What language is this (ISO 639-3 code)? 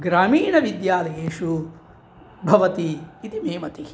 san